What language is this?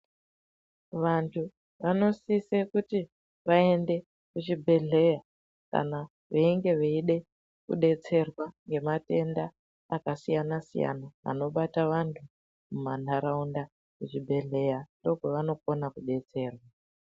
Ndau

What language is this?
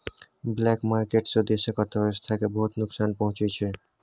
Maithili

